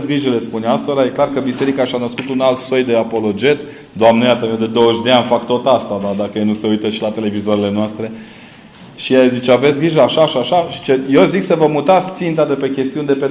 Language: Romanian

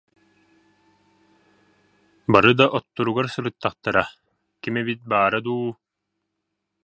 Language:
Yakut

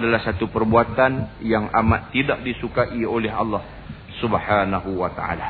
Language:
Malay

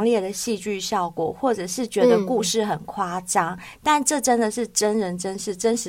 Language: Chinese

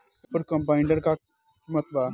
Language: Bhojpuri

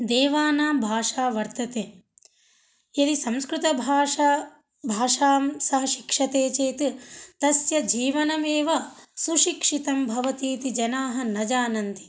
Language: Sanskrit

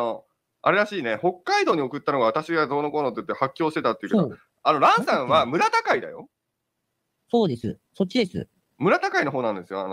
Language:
Japanese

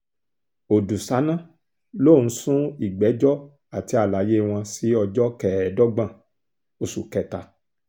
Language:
Yoruba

